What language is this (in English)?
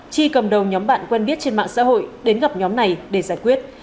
Vietnamese